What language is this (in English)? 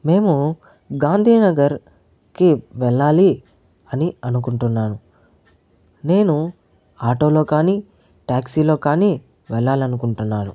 Telugu